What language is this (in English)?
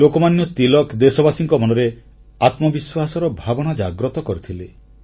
Odia